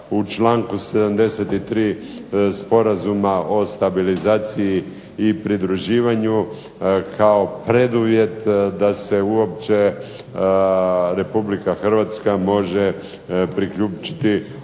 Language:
Croatian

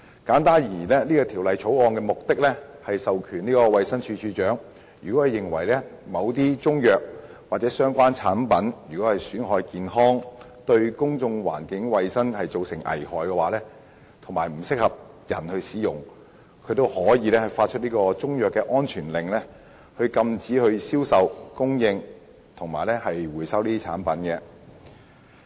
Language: Cantonese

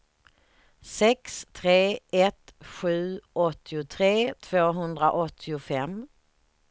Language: Swedish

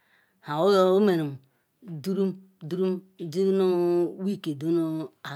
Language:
Ikwere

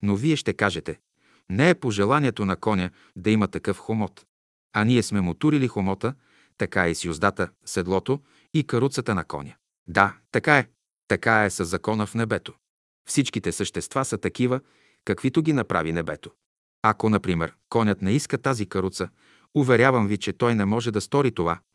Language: Bulgarian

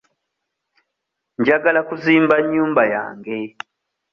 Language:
Ganda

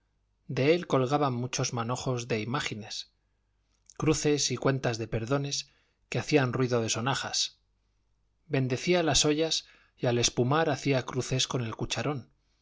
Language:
Spanish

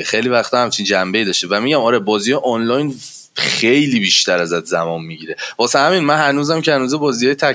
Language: Persian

